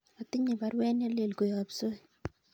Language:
Kalenjin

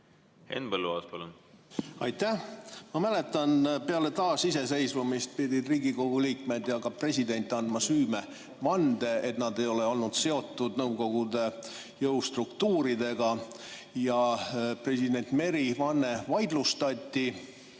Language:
Estonian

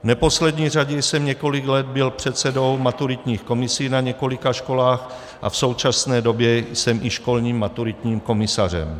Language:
Czech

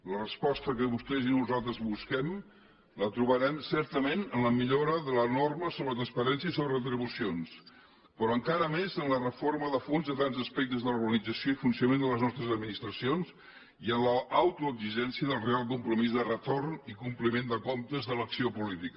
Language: Catalan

